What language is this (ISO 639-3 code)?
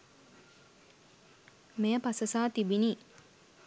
sin